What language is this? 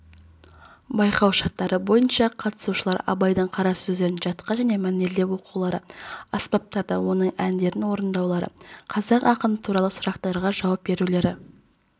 Kazakh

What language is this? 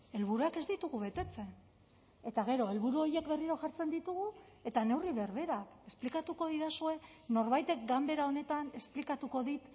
Basque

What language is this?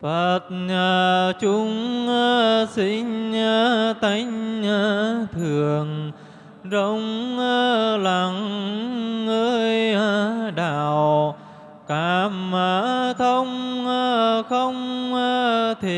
Vietnamese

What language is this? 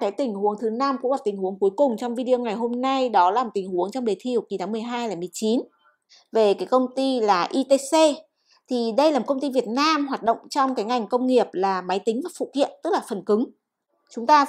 Vietnamese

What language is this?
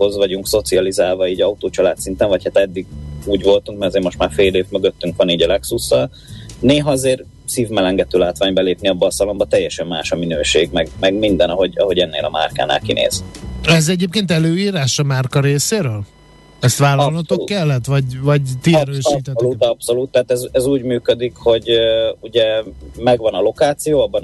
Hungarian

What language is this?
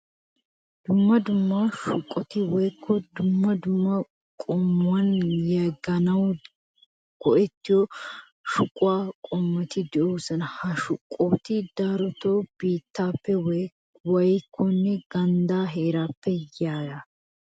Wolaytta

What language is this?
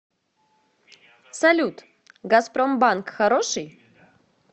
Russian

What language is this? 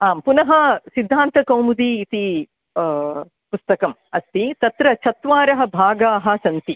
Sanskrit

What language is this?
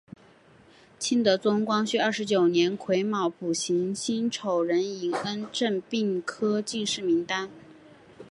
Chinese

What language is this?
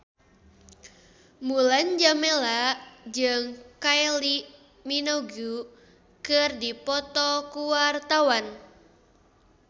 Sundanese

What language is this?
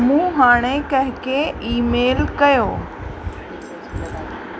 Sindhi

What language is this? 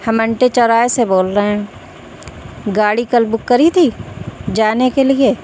Urdu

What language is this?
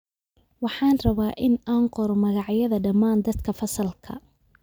Somali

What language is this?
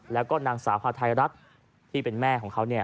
Thai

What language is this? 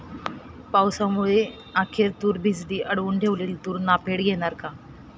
Marathi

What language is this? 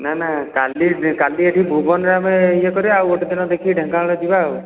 Odia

